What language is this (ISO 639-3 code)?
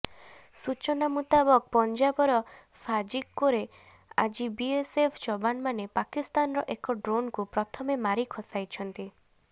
ori